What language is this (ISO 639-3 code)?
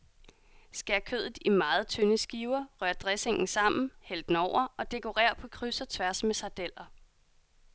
dan